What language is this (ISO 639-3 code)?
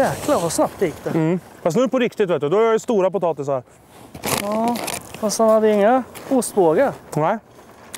swe